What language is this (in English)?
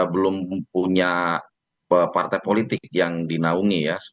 Indonesian